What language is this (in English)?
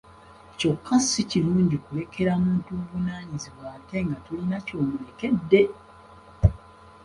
Ganda